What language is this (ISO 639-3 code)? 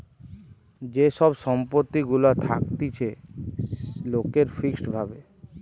ben